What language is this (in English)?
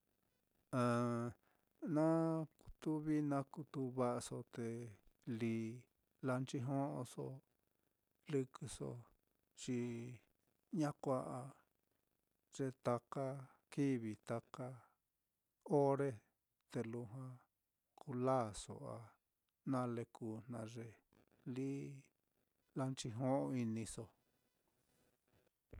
Mitlatongo Mixtec